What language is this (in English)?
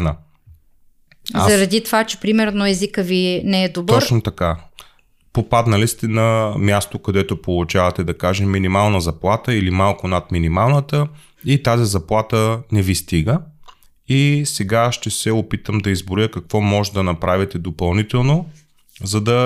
Bulgarian